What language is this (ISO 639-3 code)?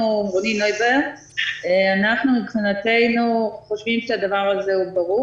heb